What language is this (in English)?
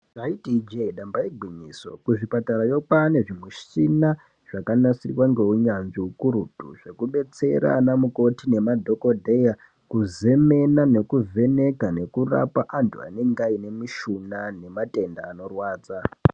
Ndau